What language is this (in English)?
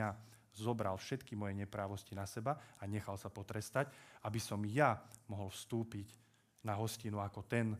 Slovak